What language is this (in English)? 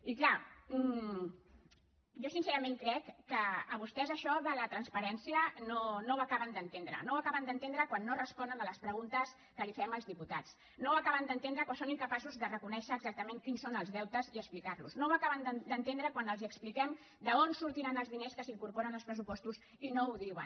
Catalan